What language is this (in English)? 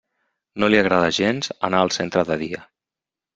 Catalan